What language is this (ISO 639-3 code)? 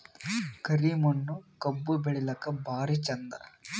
kan